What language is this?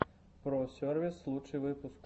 Russian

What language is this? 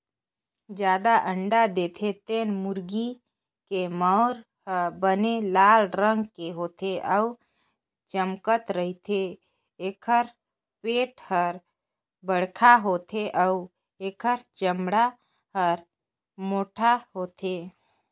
Chhattisgarhi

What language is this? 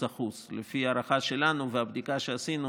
Hebrew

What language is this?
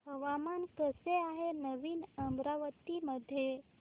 Marathi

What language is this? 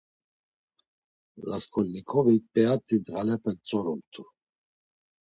Laz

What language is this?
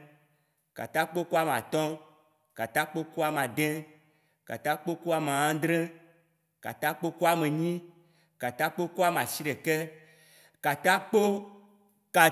Waci Gbe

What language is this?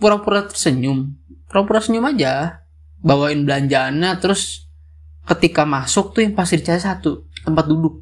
Indonesian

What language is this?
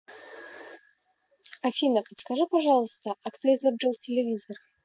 Russian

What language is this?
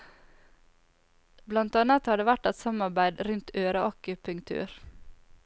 Norwegian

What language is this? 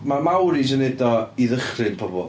Welsh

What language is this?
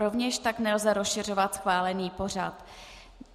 Czech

